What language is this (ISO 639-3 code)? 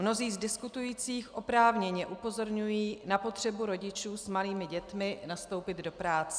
ces